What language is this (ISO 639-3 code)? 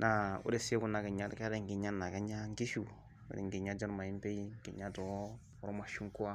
mas